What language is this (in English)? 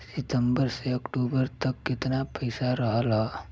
Bhojpuri